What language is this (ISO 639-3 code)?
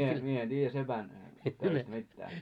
fin